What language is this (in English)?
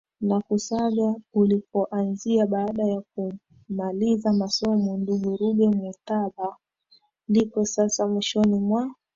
Swahili